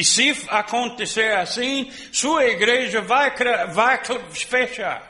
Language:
Portuguese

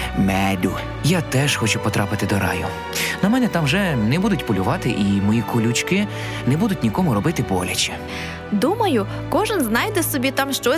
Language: Ukrainian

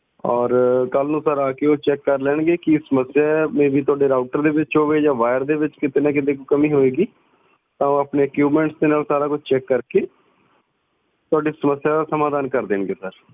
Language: Punjabi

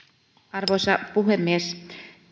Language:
Finnish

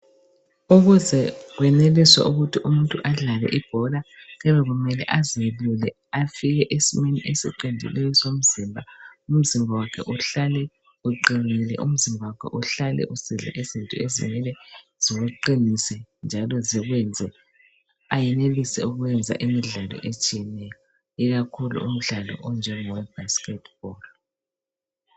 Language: North Ndebele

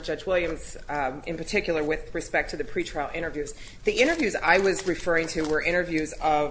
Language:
English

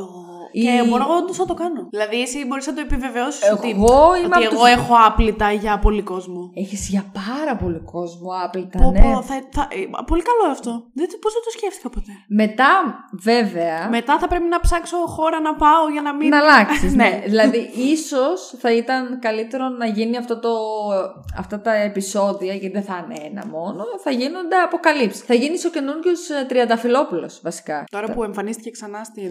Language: Greek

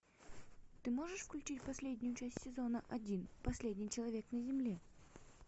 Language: Russian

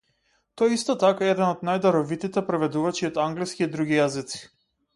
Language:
Macedonian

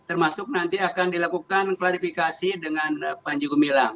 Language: Indonesian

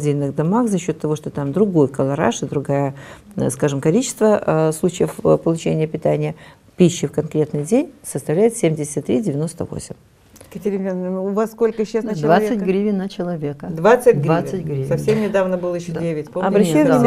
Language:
Russian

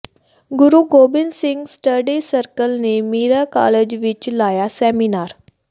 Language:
Punjabi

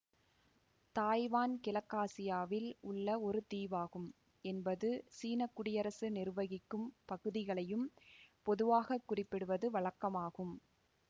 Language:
Tamil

